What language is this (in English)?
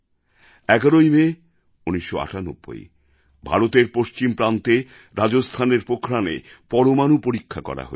Bangla